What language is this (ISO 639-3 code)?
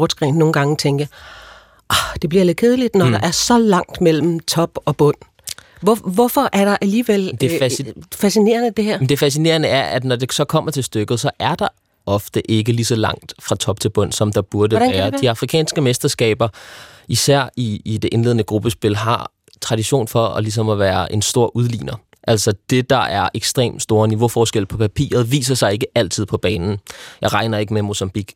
dan